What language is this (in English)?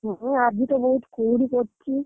Odia